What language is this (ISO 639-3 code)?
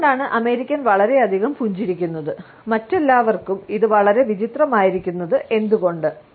mal